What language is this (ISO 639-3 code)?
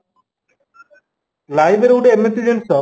ori